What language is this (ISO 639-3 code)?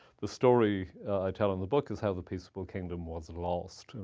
eng